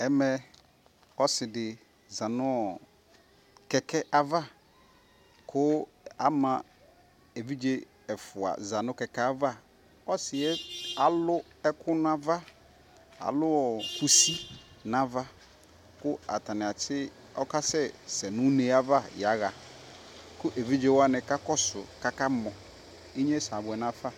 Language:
Ikposo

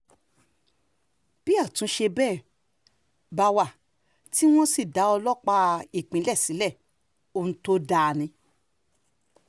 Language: Yoruba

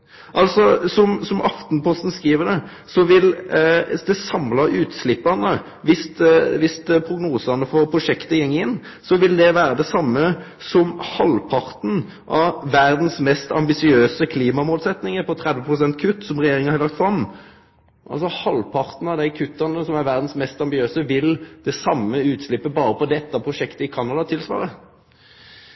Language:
Norwegian Nynorsk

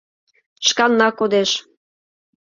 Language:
Mari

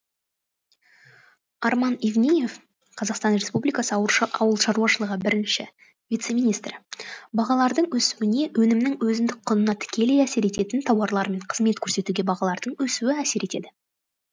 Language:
Kazakh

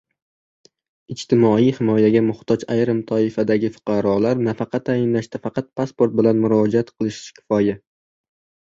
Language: Uzbek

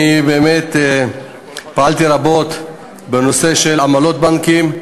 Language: Hebrew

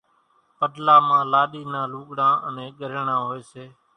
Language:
Kachi Koli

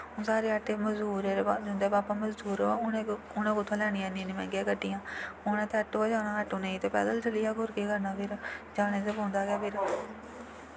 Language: Dogri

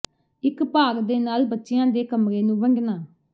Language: Punjabi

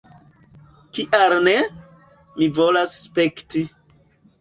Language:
Esperanto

